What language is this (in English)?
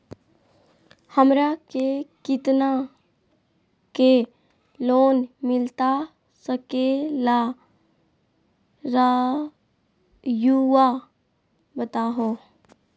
Magahi